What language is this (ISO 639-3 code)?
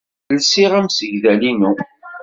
kab